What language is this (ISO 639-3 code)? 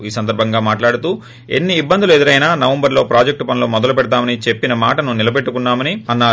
tel